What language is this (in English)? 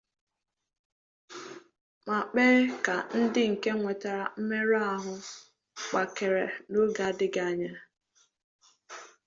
Igbo